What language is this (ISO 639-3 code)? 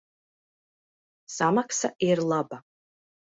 lav